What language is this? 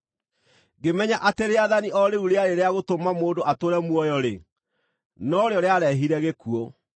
Kikuyu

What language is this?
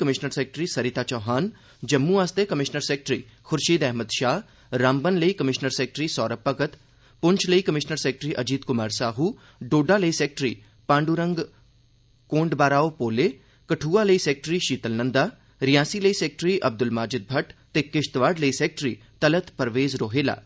Dogri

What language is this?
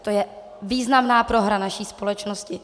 Czech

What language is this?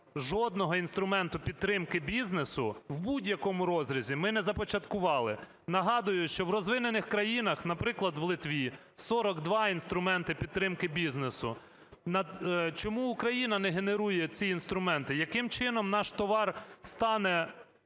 Ukrainian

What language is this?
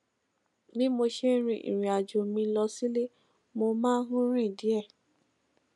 Yoruba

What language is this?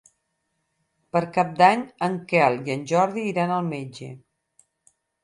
Catalan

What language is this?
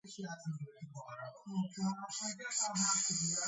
Georgian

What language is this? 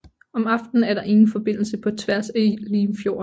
Danish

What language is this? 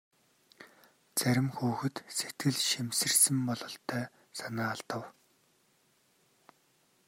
Mongolian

